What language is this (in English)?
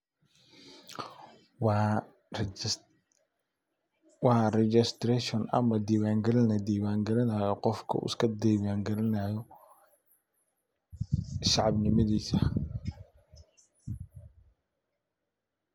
Somali